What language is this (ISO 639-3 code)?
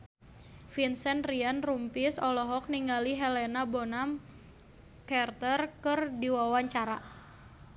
sun